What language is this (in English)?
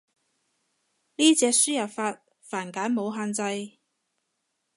Cantonese